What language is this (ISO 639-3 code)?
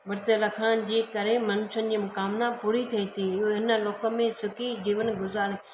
snd